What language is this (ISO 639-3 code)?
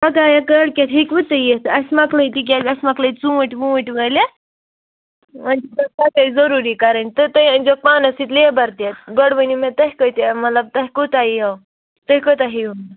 kas